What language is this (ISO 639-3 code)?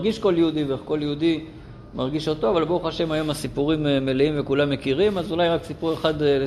heb